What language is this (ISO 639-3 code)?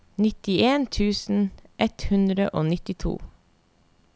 nor